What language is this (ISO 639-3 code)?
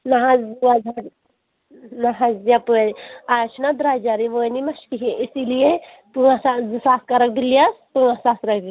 kas